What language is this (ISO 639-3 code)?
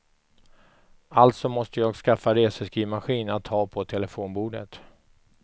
swe